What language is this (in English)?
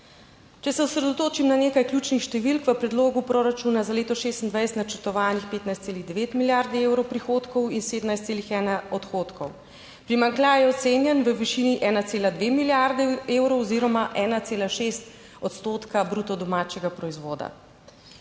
Slovenian